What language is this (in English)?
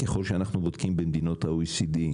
Hebrew